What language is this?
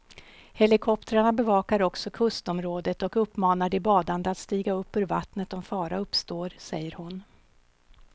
Swedish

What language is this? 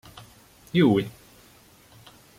Hungarian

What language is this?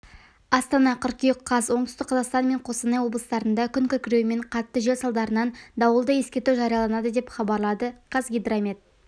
Kazakh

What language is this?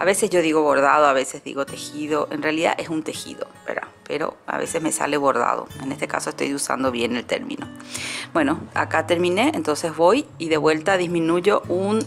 Spanish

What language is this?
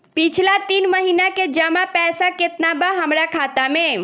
Bhojpuri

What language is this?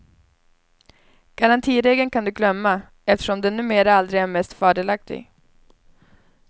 Swedish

